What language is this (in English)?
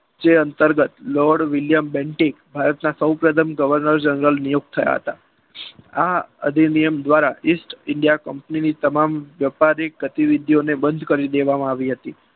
Gujarati